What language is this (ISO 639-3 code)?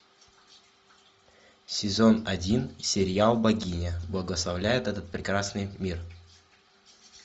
rus